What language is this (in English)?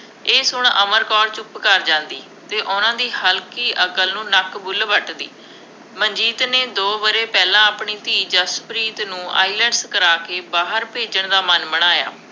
Punjabi